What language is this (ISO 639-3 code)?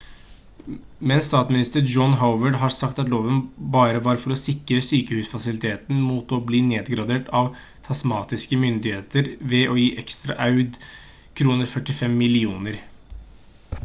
nob